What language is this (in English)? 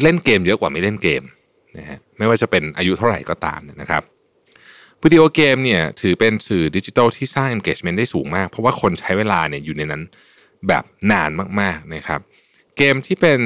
Thai